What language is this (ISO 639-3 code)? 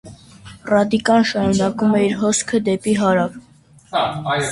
hye